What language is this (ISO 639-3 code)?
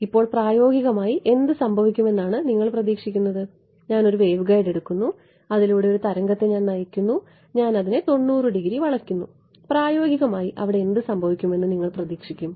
mal